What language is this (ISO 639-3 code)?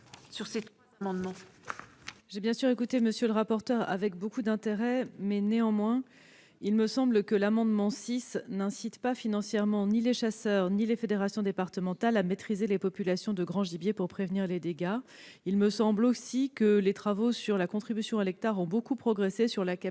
fra